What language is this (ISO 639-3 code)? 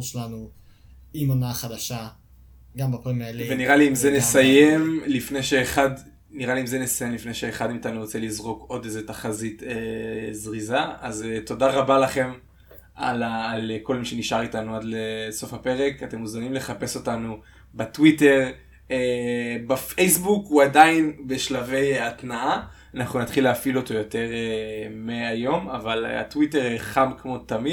heb